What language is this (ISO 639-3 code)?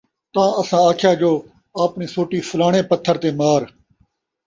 skr